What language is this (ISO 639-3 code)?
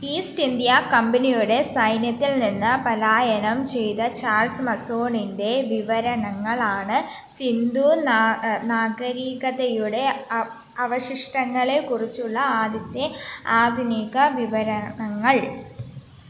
mal